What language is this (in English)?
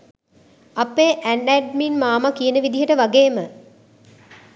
Sinhala